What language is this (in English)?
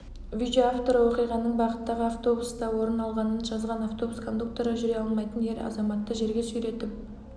Kazakh